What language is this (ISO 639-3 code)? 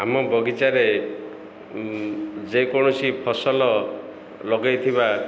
ori